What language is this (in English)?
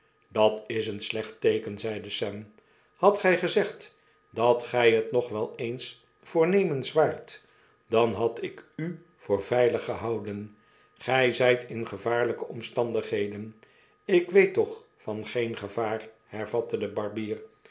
Dutch